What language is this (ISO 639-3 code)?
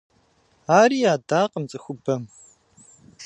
kbd